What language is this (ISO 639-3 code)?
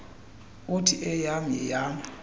xho